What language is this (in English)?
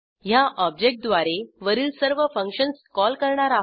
Marathi